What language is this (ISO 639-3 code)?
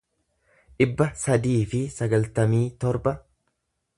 orm